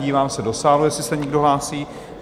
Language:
Czech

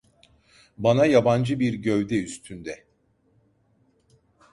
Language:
Turkish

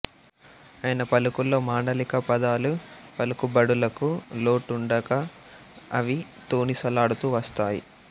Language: Telugu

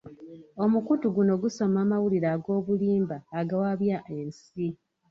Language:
Ganda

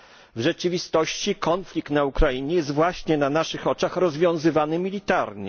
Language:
Polish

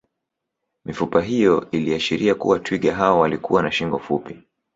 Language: Swahili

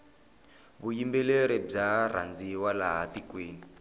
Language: Tsonga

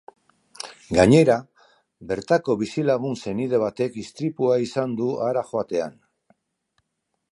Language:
Basque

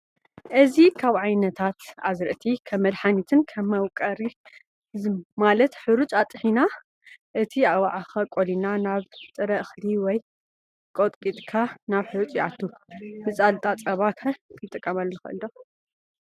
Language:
Tigrinya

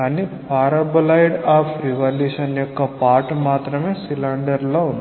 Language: Telugu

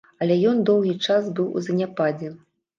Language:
Belarusian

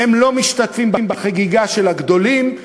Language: Hebrew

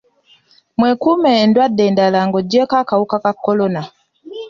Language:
Ganda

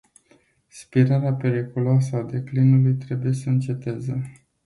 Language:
Romanian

